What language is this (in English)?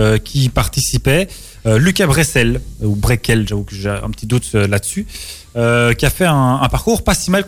French